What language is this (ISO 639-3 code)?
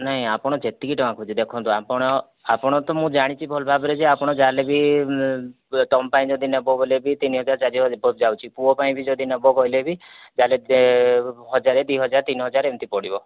ori